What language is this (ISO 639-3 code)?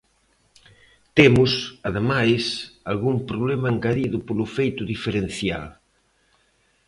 glg